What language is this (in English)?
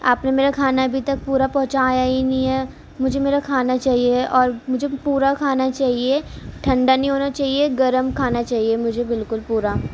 Urdu